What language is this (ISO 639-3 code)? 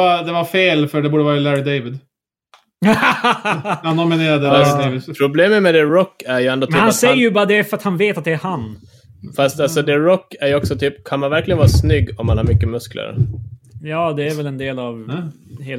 swe